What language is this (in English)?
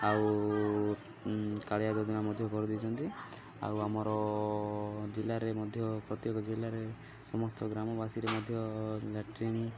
Odia